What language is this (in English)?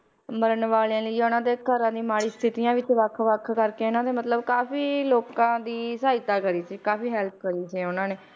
Punjabi